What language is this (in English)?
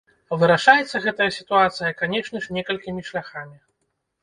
Belarusian